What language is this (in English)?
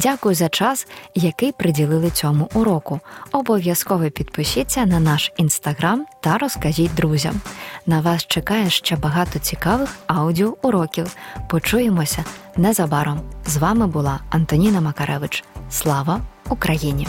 Ukrainian